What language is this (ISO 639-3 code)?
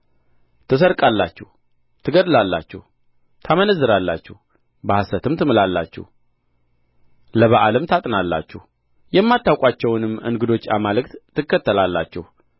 amh